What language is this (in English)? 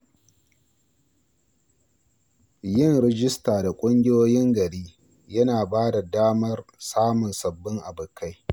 Hausa